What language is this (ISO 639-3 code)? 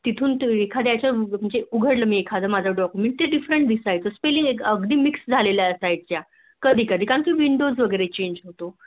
mar